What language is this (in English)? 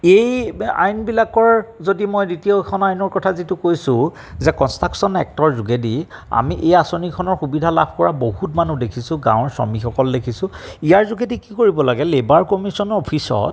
Assamese